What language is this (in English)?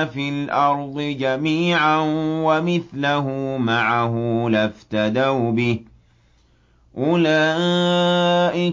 Arabic